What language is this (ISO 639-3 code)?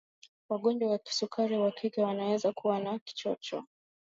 swa